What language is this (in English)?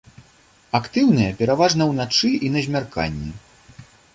Belarusian